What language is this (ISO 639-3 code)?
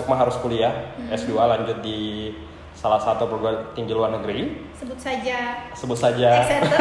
ind